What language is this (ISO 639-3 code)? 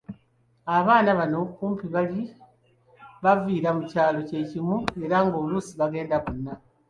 lug